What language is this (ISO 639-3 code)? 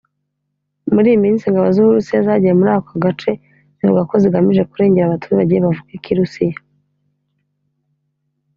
kin